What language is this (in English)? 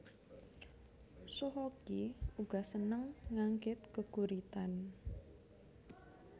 Javanese